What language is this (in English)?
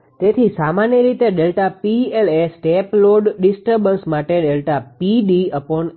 Gujarati